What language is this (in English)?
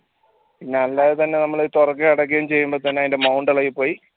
Malayalam